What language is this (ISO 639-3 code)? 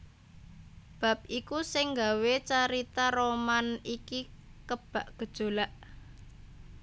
jav